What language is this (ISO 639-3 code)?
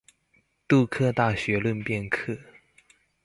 zho